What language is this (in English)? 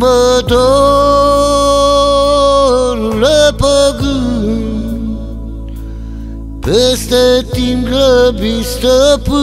Romanian